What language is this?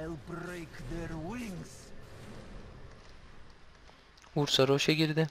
Turkish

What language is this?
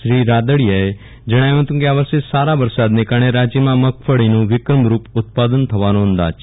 Gujarati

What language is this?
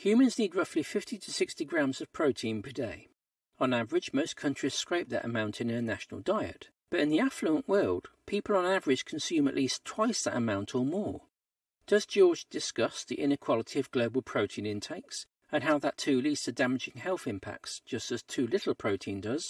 English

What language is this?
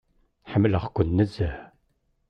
Kabyle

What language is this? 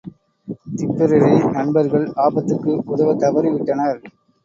Tamil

